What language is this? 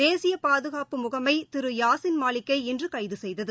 Tamil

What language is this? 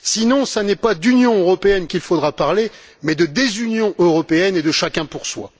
French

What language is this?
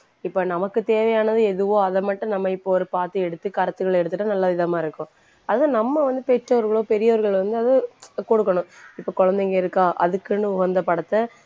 Tamil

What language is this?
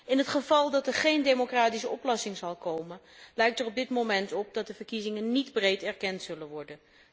Dutch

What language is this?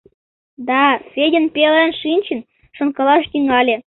Mari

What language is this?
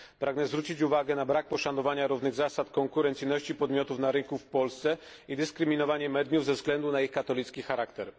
Polish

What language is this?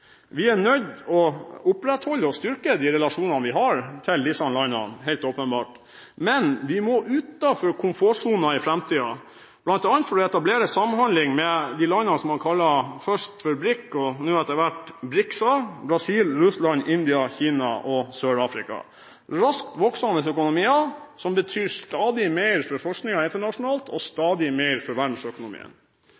Norwegian Bokmål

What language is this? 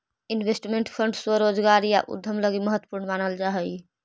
Magahi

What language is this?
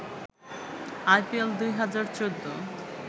Bangla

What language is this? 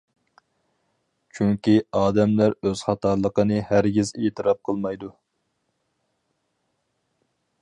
Uyghur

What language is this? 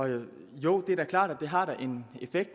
Danish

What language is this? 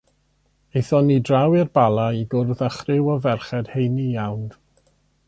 Welsh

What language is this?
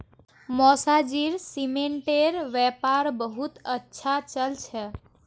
Magahi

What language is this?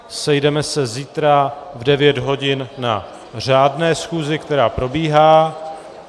Czech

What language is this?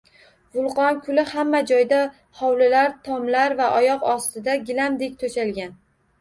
Uzbek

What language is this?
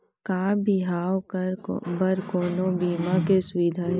Chhattisgarhi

